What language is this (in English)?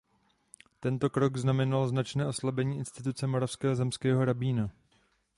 Czech